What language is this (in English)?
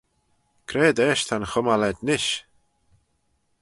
Manx